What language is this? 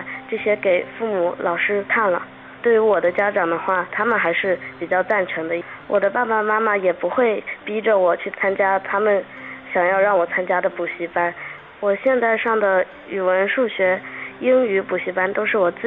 Chinese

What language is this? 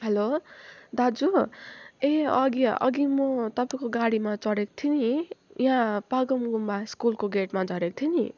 Nepali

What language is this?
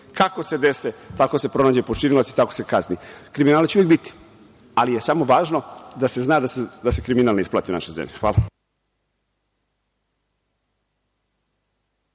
Serbian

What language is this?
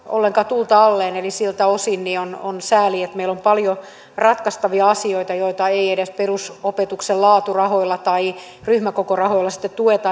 Finnish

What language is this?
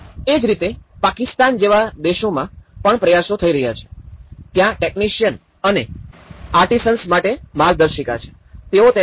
Gujarati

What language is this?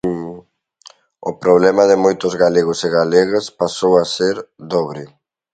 Galician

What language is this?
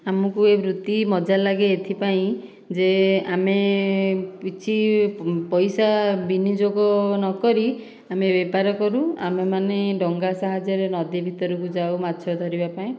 Odia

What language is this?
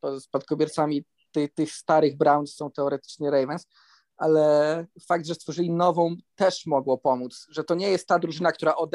Polish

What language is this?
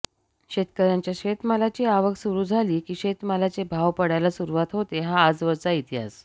Marathi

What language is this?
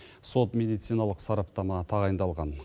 Kazakh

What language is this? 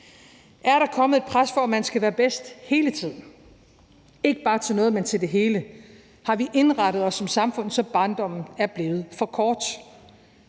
Danish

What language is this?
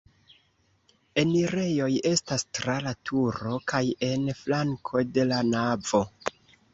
Esperanto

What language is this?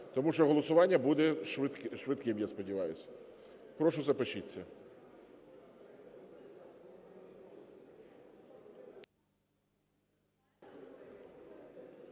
Ukrainian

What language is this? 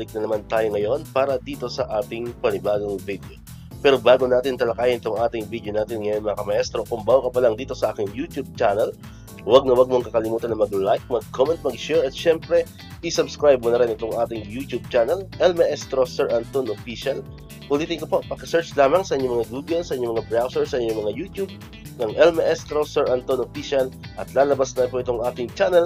Filipino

